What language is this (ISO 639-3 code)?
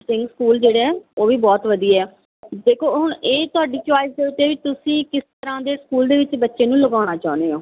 pan